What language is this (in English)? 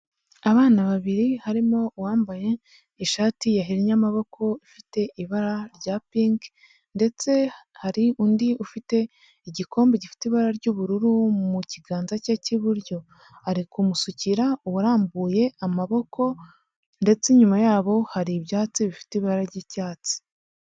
Kinyarwanda